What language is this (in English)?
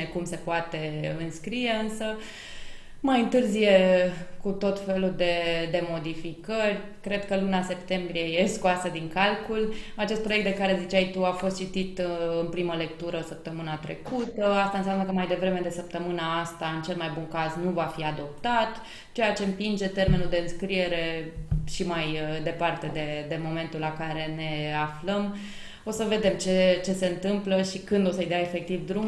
Romanian